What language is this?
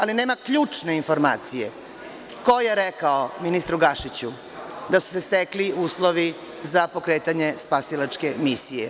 Serbian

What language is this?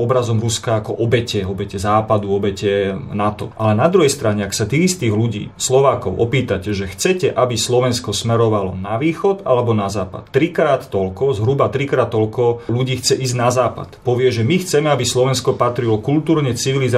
Slovak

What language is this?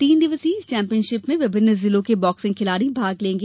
Hindi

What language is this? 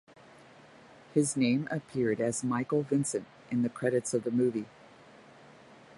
English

